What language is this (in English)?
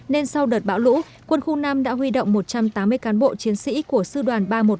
Vietnamese